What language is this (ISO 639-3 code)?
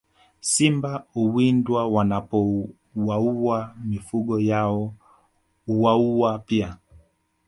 swa